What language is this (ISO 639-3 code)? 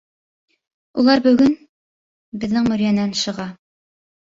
bak